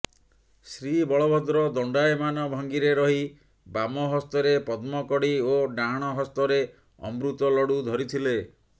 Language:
Odia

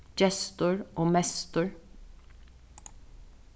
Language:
Faroese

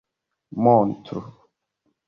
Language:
Esperanto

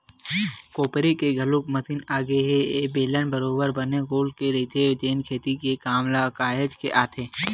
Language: Chhattisgarhi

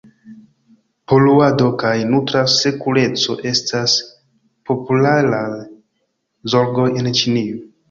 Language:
Esperanto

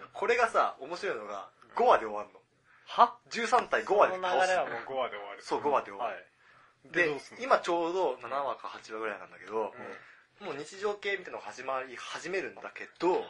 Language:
Japanese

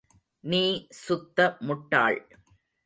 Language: Tamil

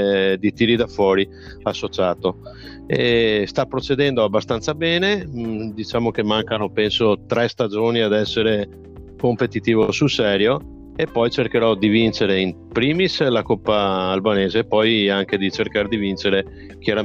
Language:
Italian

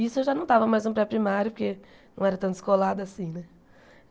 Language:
Portuguese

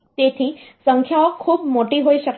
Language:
Gujarati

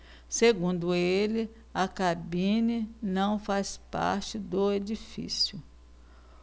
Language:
Portuguese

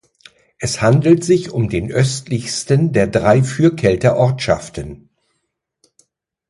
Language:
German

